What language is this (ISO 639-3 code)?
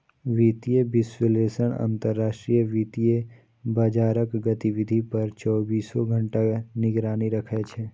mai